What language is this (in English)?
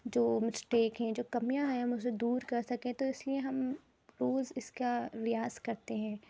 Urdu